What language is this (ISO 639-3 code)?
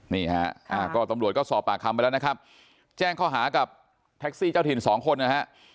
tha